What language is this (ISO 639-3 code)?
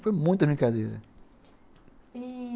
por